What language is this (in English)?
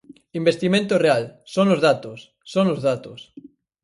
Galician